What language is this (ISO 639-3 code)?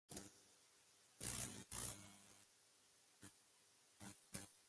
spa